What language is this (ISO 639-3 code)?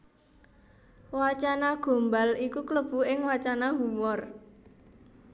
jav